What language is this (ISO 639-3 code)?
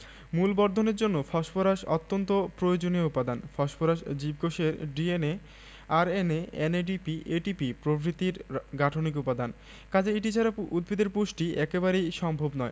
ben